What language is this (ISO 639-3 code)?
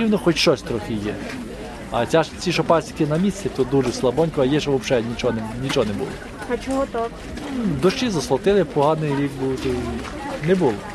ukr